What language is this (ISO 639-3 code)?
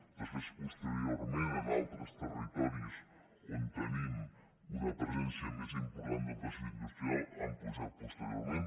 cat